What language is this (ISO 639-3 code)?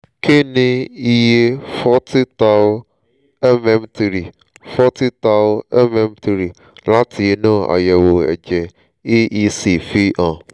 yor